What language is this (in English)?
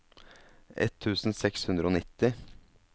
Norwegian